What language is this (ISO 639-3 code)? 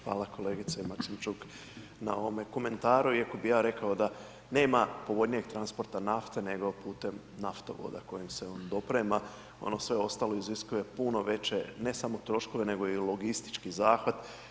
hrv